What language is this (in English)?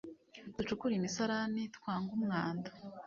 Kinyarwanda